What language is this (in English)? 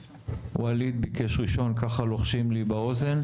Hebrew